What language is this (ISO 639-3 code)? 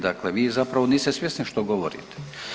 hrv